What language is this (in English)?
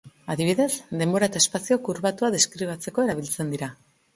Basque